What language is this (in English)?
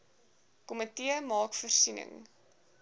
Afrikaans